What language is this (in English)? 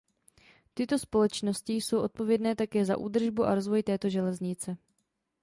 Czech